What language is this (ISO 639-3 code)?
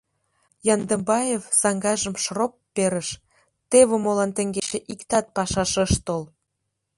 chm